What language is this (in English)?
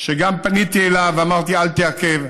Hebrew